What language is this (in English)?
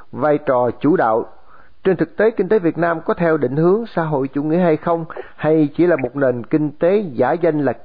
Vietnamese